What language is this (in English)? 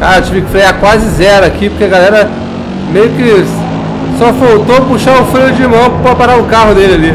Portuguese